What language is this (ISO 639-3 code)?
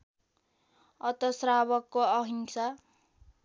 nep